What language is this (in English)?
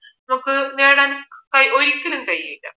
Malayalam